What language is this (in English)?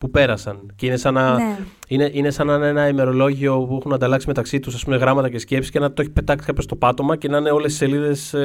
Greek